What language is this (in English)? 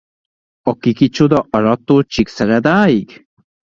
Hungarian